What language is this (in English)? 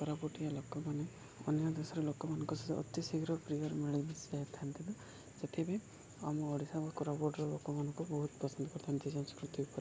Odia